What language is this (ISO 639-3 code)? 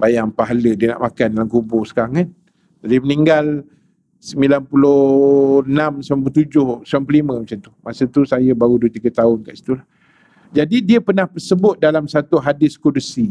msa